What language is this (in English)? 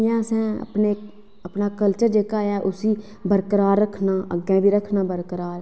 Dogri